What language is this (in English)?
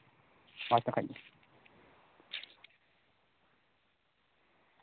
Santali